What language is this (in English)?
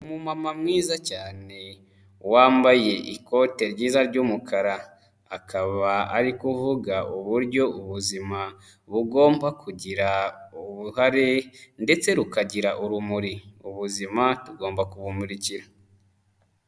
Kinyarwanda